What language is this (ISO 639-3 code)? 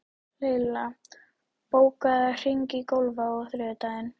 isl